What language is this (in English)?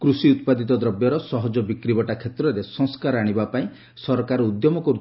Odia